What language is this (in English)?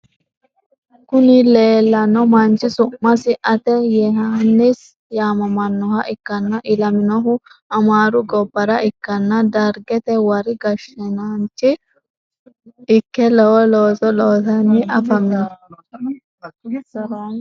Sidamo